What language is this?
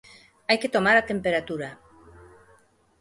Galician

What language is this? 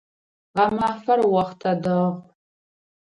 Adyghe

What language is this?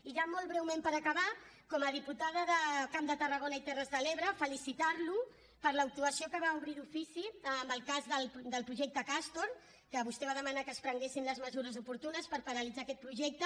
Catalan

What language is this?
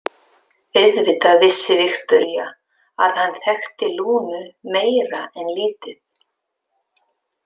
Icelandic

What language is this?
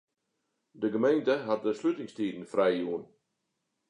Western Frisian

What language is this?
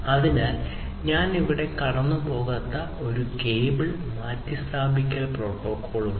Malayalam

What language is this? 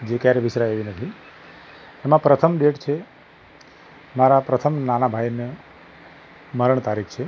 Gujarati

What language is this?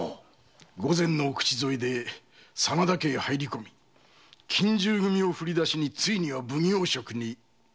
Japanese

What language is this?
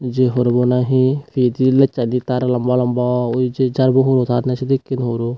Chakma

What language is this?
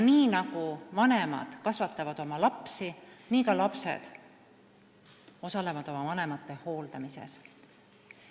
Estonian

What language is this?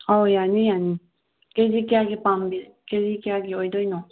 Manipuri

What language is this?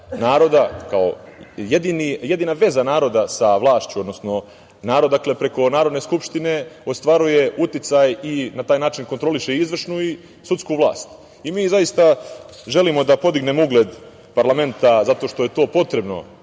Serbian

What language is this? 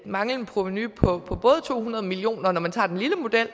Danish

